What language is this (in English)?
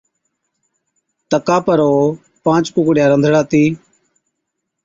Od